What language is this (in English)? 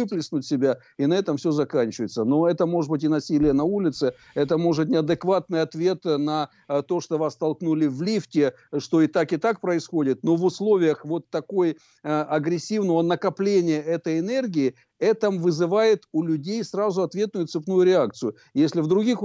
Russian